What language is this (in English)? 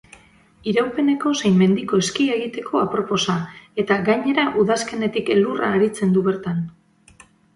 Basque